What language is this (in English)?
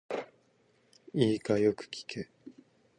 Japanese